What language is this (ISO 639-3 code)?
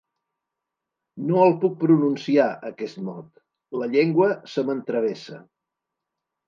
cat